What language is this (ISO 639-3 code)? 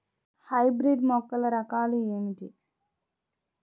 tel